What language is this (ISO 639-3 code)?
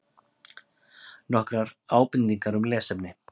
isl